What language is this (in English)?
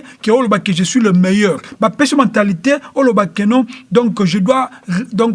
French